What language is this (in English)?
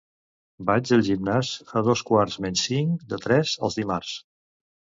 Catalan